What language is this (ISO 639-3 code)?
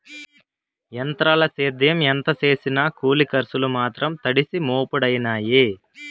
tel